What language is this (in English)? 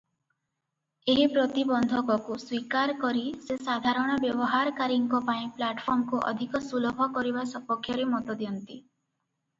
Odia